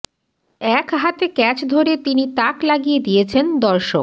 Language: Bangla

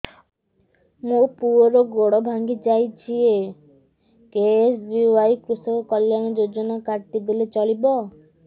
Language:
Odia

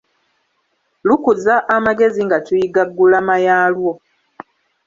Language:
Ganda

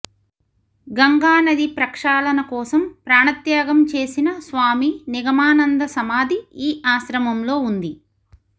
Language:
Telugu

